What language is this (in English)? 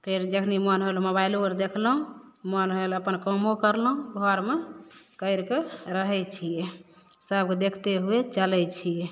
Maithili